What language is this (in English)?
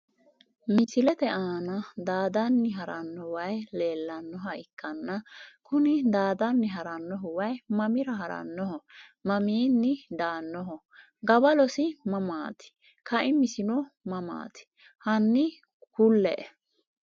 Sidamo